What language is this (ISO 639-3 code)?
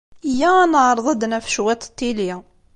kab